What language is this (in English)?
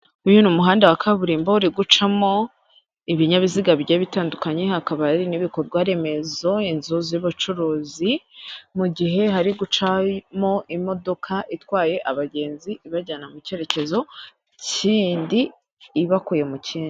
Kinyarwanda